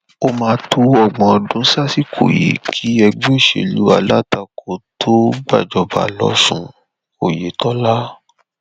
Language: Yoruba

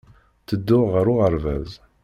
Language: Kabyle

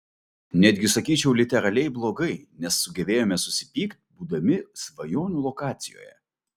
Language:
Lithuanian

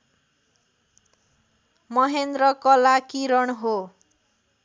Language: Nepali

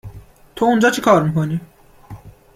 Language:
Persian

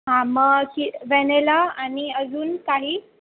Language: Marathi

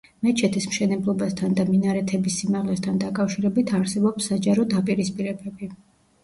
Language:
Georgian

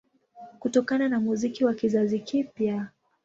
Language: Swahili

